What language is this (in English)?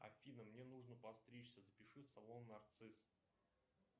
Russian